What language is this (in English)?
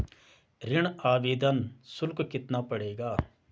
Hindi